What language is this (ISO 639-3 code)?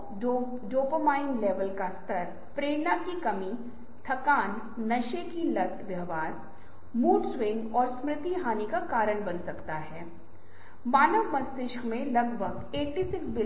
hin